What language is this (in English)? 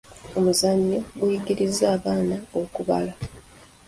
Ganda